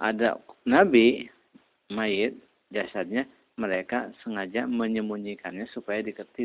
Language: Indonesian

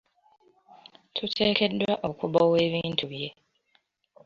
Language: Ganda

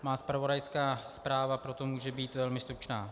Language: Czech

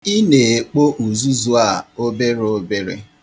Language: Igbo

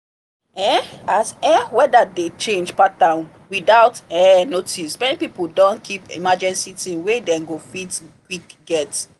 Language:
Nigerian Pidgin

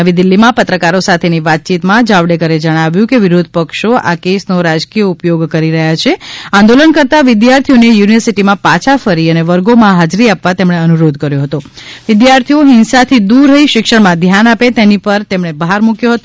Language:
Gujarati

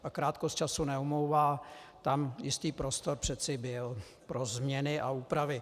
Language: Czech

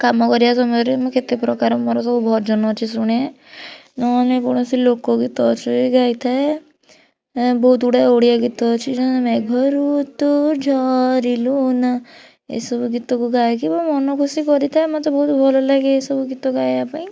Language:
Odia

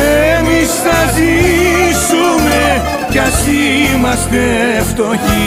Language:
Greek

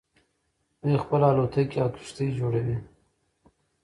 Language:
Pashto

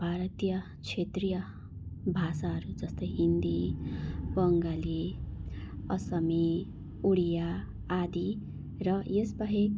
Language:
Nepali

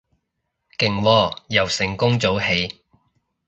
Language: Cantonese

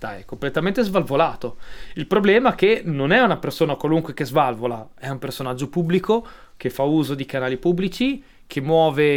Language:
Italian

